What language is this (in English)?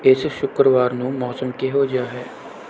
Punjabi